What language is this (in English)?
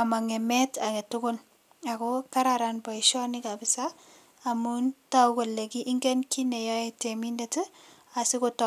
Kalenjin